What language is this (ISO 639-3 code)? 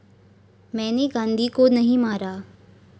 mar